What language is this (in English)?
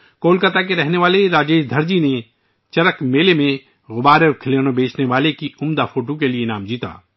Urdu